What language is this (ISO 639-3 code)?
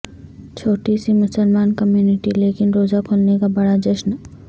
urd